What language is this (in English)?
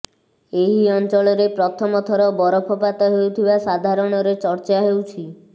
Odia